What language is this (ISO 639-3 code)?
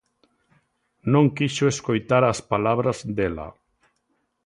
glg